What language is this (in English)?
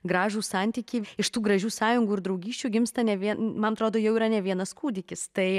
Lithuanian